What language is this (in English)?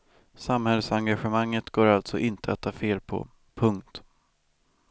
Swedish